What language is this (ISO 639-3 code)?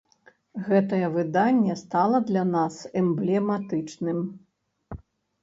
bel